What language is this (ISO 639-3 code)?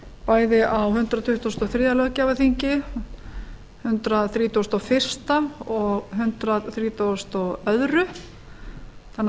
isl